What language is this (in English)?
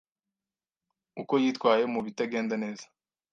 Kinyarwanda